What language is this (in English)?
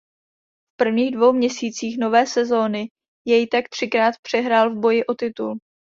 Czech